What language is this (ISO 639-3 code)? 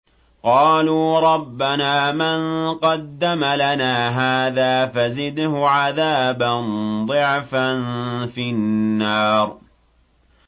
ara